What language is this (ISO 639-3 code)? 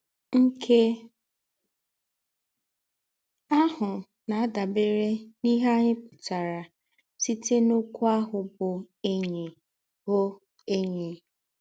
ibo